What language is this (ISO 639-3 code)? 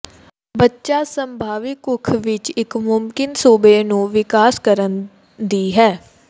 pan